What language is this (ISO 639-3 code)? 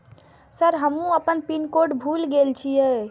mai